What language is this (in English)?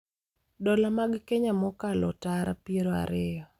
Luo (Kenya and Tanzania)